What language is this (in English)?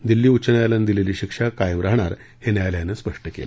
Marathi